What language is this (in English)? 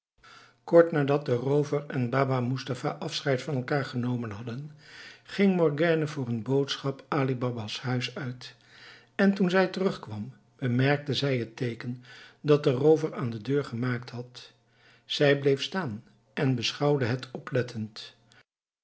Dutch